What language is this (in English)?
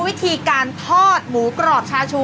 Thai